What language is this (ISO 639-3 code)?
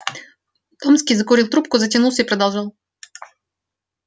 rus